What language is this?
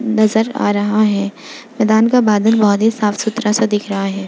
Hindi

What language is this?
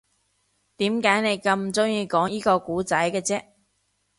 Cantonese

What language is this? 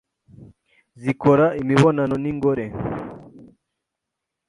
Kinyarwanda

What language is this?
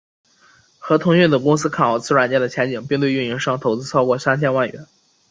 Chinese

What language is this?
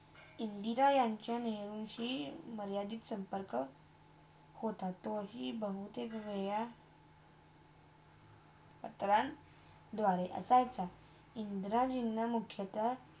Marathi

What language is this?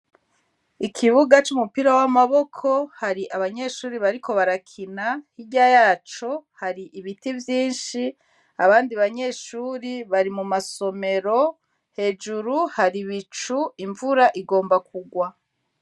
Rundi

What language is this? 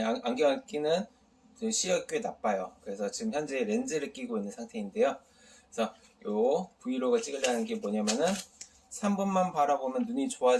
Korean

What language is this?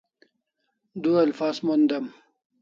Kalasha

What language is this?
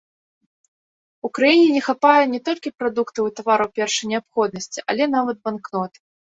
Belarusian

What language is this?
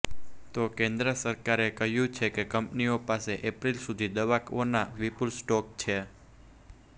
Gujarati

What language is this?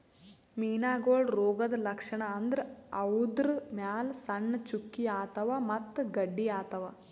Kannada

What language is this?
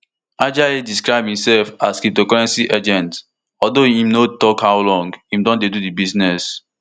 Nigerian Pidgin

